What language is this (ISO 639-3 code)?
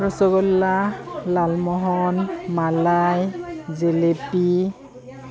asm